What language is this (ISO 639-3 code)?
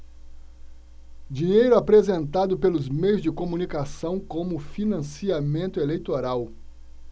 por